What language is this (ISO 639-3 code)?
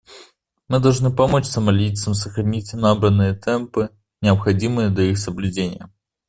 rus